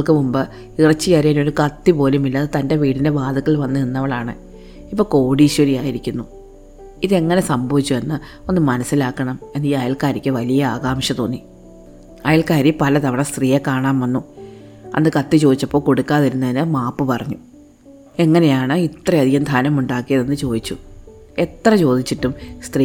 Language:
Malayalam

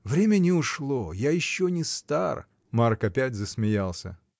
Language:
Russian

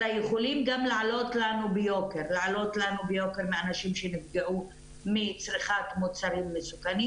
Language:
Hebrew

